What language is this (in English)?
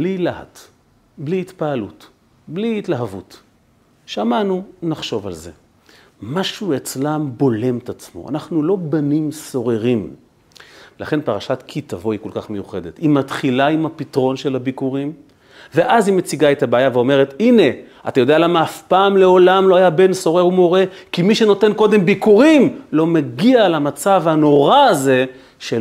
Hebrew